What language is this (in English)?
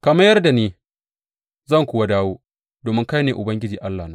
Hausa